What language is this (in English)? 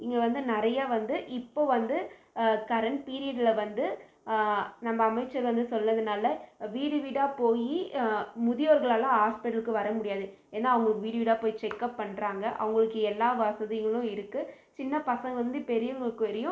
Tamil